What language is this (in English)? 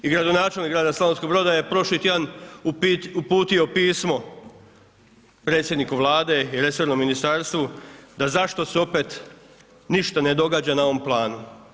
Croatian